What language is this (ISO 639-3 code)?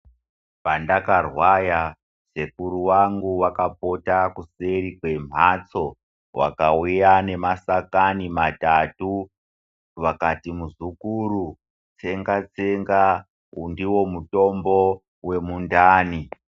ndc